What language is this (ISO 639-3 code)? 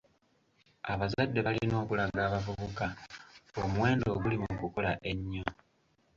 lug